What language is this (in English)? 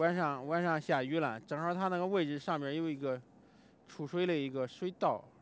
Chinese